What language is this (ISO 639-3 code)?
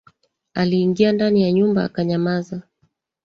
swa